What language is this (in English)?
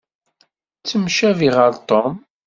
Kabyle